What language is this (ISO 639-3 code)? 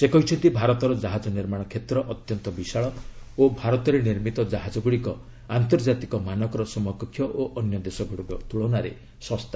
ori